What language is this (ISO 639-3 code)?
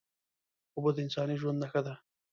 pus